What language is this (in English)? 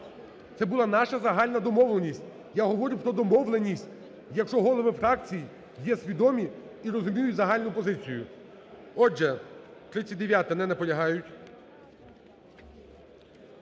Ukrainian